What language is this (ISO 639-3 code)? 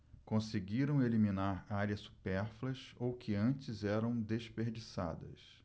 por